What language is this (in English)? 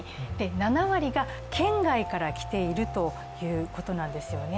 Japanese